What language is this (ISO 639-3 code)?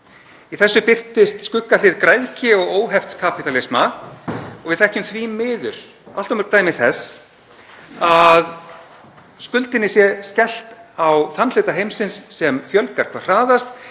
isl